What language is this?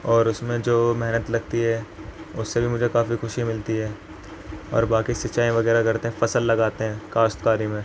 Urdu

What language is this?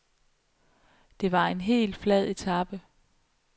Danish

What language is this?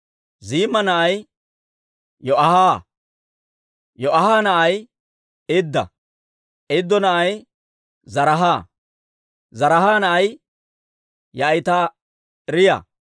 Dawro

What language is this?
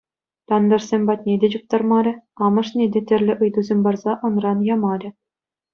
Chuvash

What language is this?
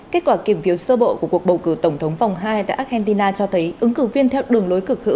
Vietnamese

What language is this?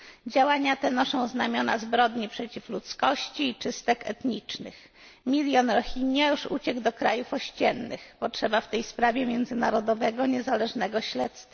Polish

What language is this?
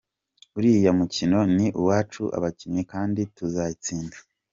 Kinyarwanda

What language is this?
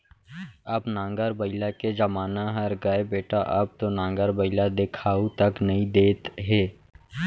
Chhattisgarhi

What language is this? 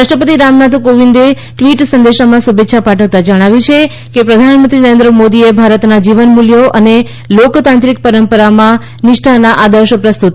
Gujarati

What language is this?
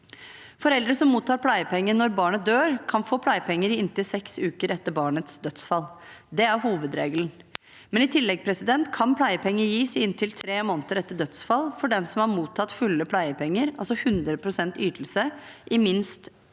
Norwegian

